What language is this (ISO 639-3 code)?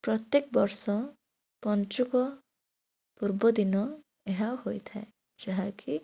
ori